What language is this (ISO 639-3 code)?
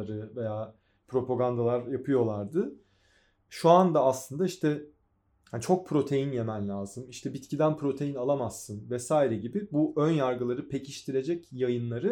tur